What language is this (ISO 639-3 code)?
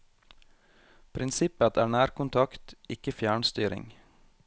nor